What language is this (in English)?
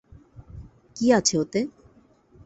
Bangla